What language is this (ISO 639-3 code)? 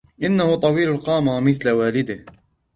ara